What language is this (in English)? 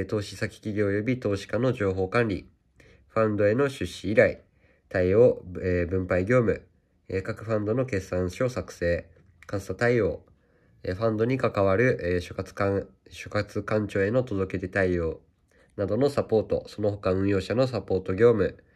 Japanese